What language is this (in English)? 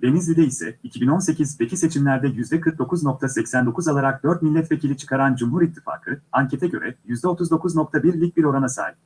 Turkish